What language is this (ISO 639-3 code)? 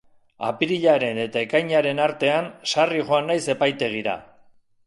eus